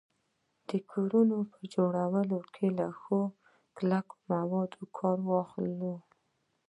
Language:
Pashto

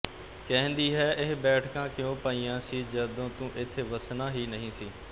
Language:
Punjabi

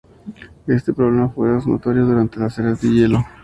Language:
Spanish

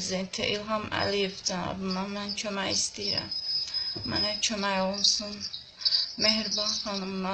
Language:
Azerbaijani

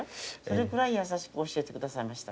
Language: Japanese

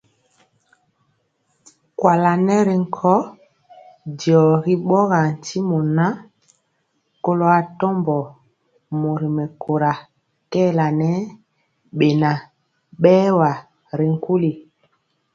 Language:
Mpiemo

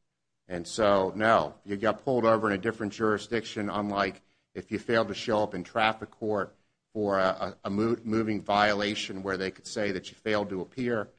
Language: English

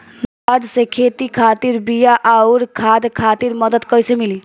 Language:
Bhojpuri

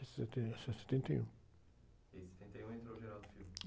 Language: Portuguese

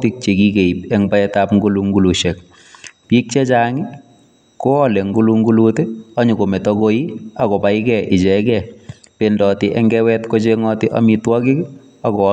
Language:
Kalenjin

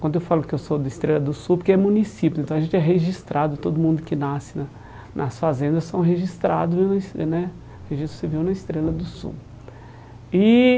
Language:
Portuguese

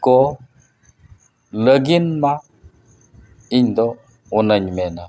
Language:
Santali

